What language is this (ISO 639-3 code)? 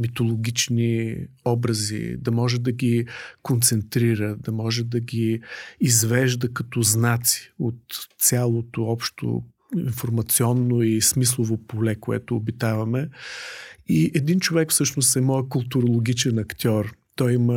bul